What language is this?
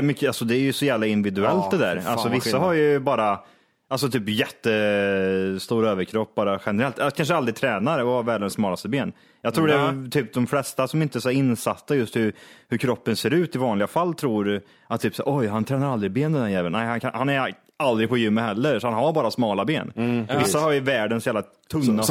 Swedish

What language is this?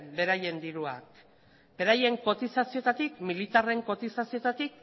Basque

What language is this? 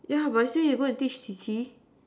English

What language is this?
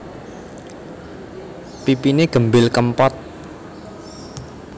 Javanese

